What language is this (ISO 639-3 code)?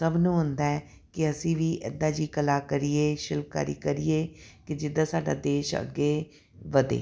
pan